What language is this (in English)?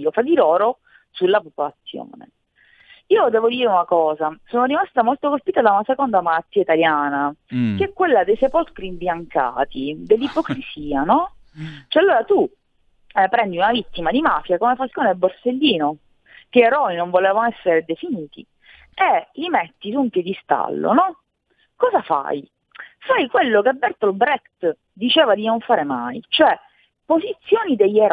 Italian